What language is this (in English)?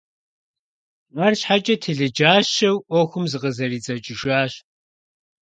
Kabardian